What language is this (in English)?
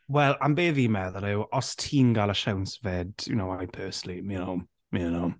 Welsh